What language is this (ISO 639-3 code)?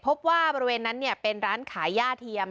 tha